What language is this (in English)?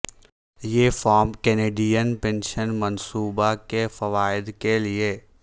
Urdu